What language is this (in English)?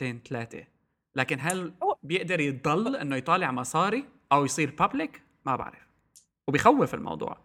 Arabic